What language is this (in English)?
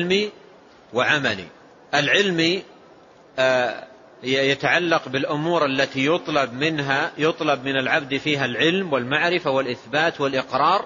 Arabic